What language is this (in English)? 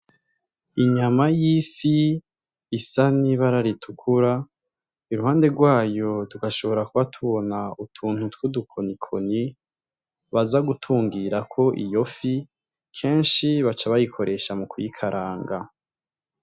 Rundi